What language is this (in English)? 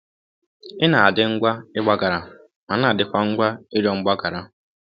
Igbo